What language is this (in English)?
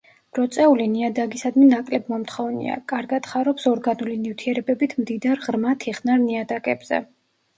Georgian